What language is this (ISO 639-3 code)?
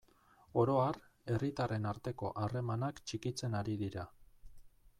eus